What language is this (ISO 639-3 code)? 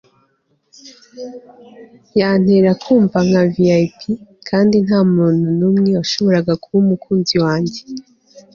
kin